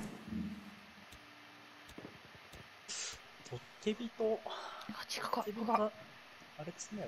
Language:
Japanese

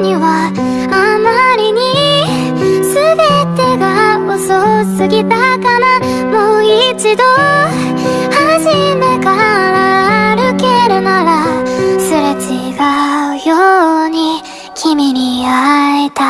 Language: Korean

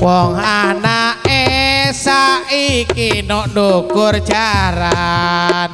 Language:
Indonesian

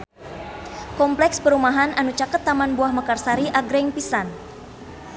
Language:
Sundanese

